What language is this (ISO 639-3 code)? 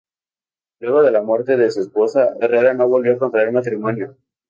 spa